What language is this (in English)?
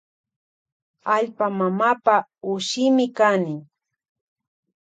Loja Highland Quichua